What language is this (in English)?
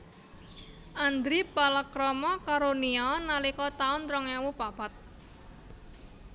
Javanese